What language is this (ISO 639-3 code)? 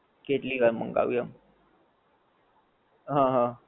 guj